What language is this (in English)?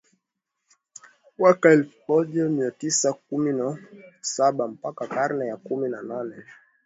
Swahili